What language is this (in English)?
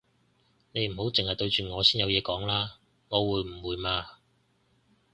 Cantonese